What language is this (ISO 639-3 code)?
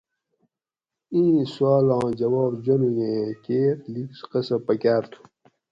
gwc